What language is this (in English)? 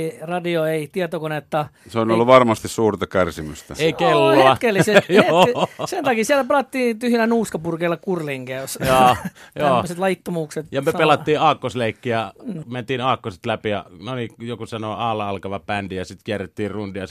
Finnish